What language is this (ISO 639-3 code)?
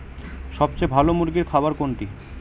ben